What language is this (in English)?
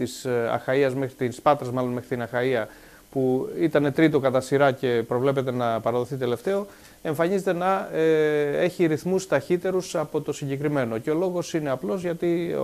Greek